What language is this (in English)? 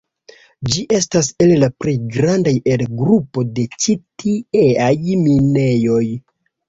Esperanto